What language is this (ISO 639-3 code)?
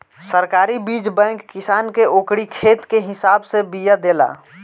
bho